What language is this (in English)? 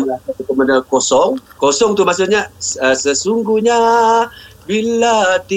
Malay